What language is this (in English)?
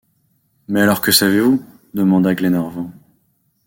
French